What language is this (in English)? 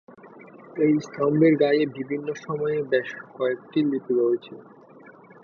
Bangla